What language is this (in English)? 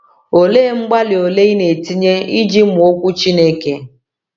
Igbo